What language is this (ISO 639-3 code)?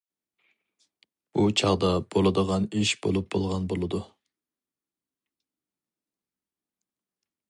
uig